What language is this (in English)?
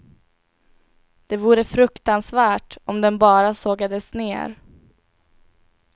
Swedish